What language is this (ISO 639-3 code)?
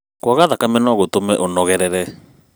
kik